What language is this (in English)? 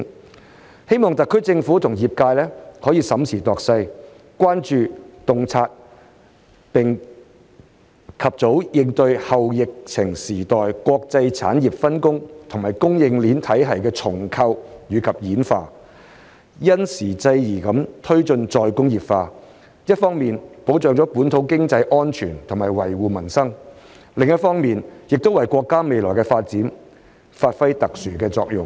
Cantonese